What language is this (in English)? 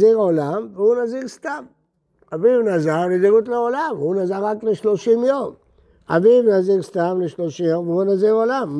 Hebrew